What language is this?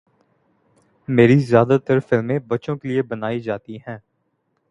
Urdu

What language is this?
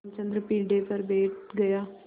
Hindi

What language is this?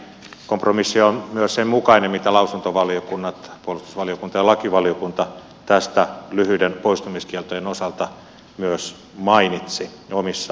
Finnish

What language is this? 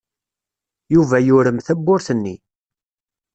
Kabyle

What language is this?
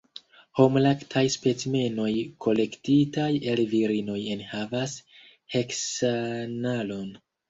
Esperanto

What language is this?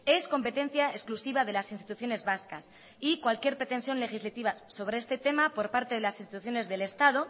Spanish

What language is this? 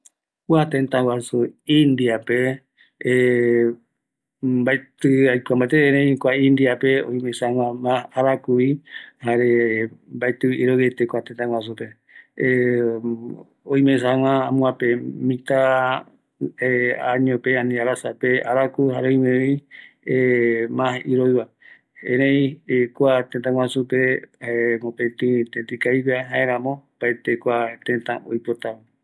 Eastern Bolivian Guaraní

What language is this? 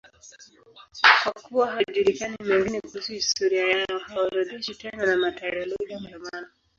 Swahili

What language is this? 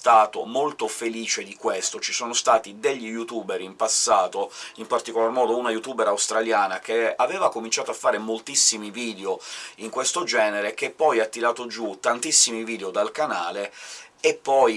Italian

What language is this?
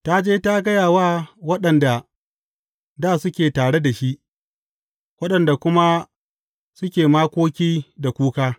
Hausa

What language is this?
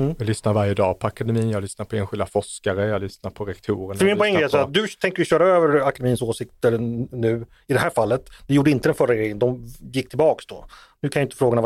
Swedish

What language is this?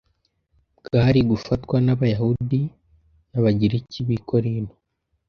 Kinyarwanda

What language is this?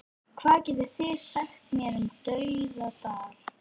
Icelandic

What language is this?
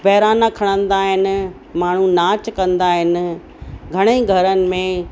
Sindhi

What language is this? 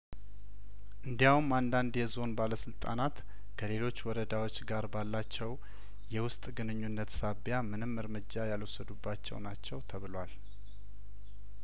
Amharic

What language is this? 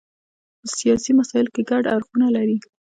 Pashto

